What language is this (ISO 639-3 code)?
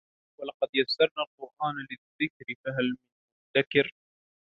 ara